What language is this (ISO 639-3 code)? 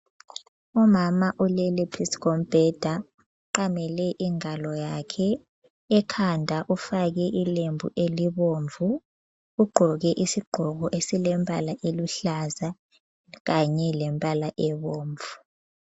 nde